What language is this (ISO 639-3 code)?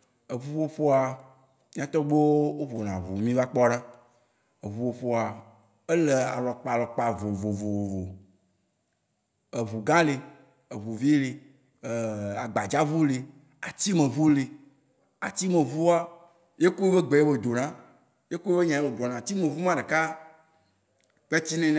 wci